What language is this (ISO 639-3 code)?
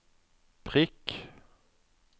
nor